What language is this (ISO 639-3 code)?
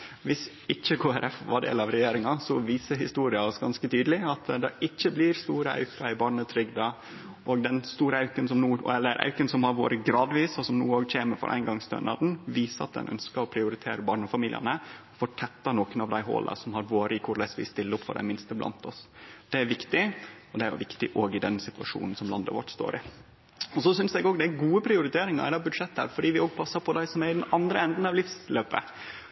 nno